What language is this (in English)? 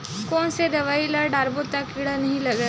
Chhattisgarhi